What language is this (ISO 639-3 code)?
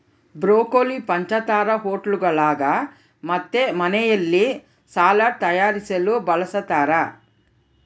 kan